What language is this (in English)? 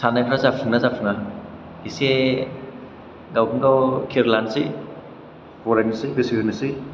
Bodo